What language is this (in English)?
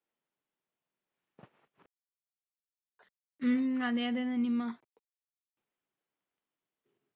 Malayalam